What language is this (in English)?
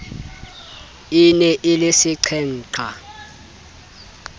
Southern Sotho